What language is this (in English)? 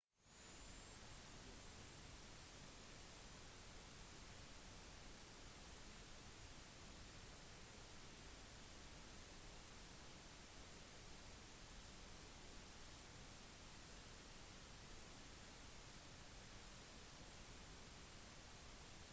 Norwegian Bokmål